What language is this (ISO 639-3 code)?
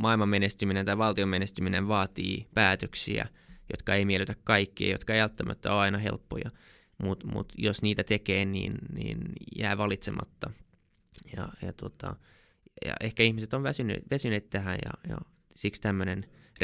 fin